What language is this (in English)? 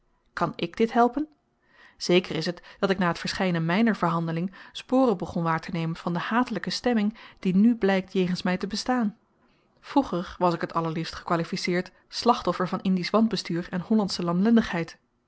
Dutch